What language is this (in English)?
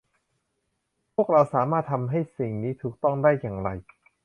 Thai